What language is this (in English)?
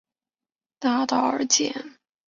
Chinese